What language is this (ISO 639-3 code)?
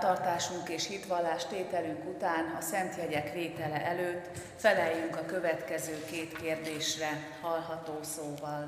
hun